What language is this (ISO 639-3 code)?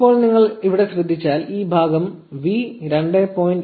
mal